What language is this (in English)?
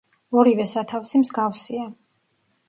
Georgian